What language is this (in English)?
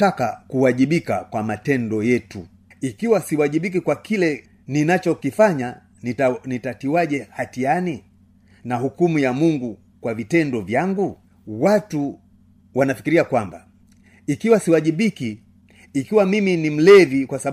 Swahili